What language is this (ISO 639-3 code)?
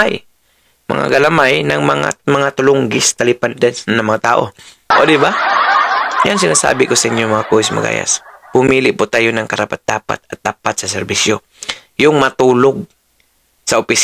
fil